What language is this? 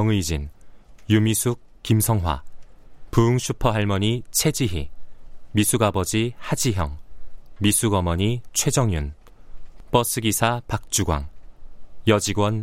Korean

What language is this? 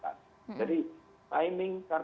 Indonesian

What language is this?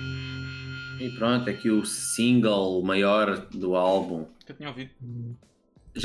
Portuguese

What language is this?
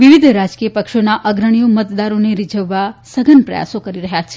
Gujarati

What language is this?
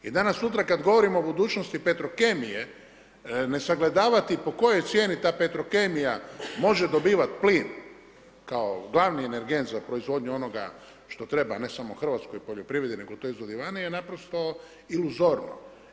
Croatian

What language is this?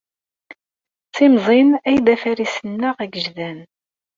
Kabyle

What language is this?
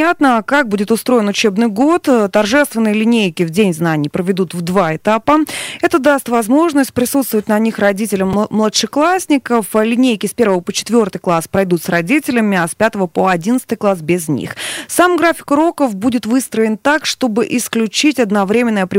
Russian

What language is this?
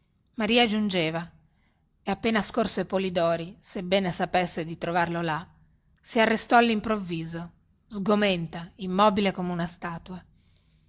Italian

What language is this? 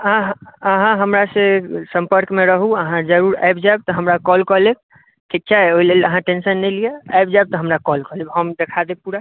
Maithili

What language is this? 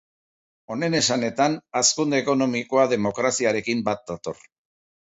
Basque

